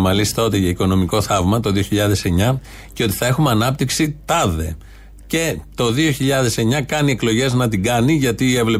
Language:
Greek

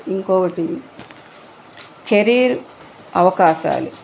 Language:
Telugu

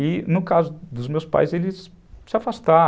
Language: Portuguese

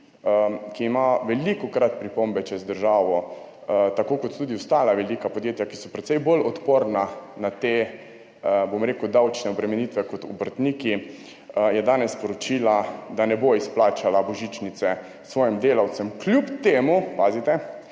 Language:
Slovenian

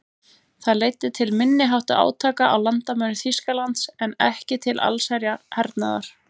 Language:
Icelandic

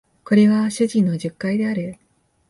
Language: Japanese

